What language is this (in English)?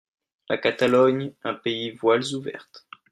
French